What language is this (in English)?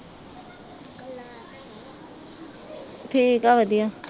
Punjabi